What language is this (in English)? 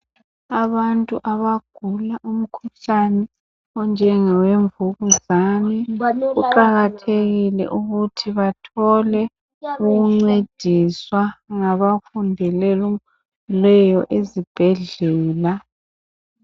North Ndebele